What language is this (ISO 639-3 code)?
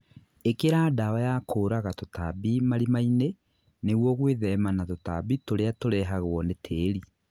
kik